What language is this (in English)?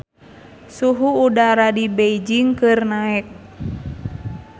Sundanese